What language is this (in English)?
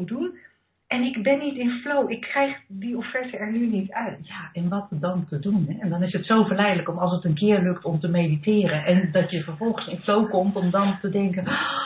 Dutch